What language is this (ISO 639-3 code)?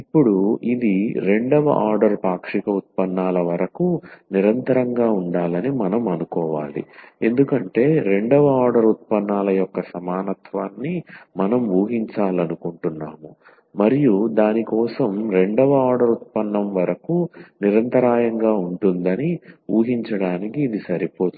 tel